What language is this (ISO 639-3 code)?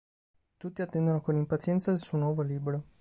ita